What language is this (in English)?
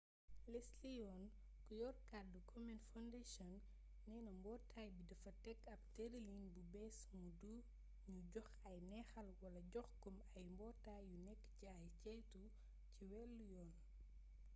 Wolof